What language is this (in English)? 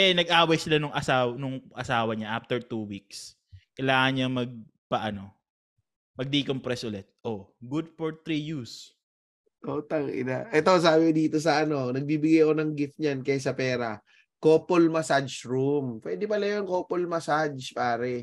Filipino